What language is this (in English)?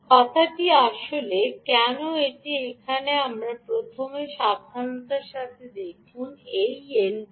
Bangla